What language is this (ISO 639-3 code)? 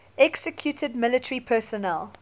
eng